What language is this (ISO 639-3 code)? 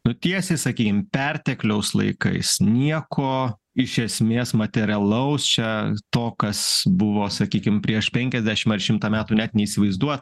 lit